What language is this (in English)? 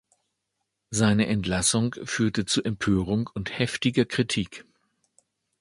German